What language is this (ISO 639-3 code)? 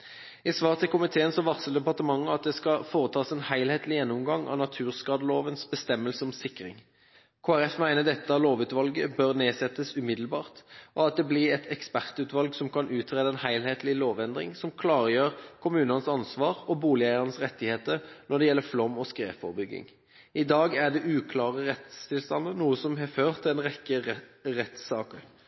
nob